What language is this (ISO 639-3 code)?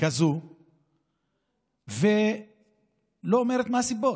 heb